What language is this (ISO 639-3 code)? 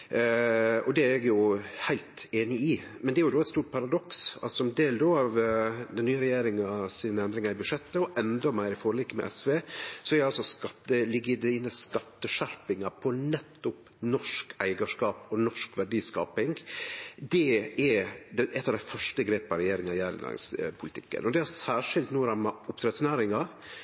nno